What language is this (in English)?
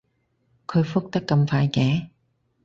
Cantonese